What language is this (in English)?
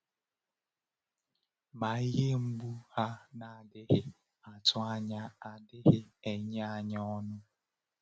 Igbo